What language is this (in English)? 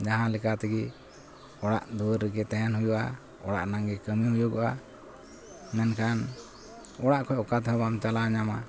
Santali